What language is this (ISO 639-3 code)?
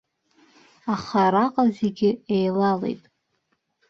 abk